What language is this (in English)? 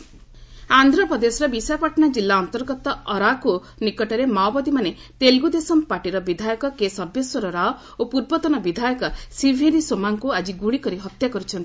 Odia